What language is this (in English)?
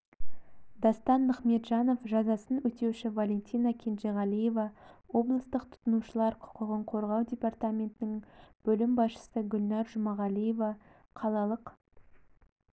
Kazakh